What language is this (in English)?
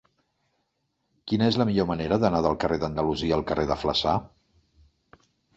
Catalan